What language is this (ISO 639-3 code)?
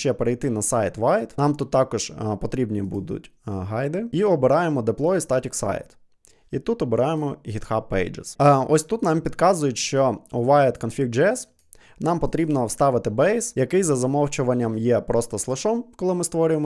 ukr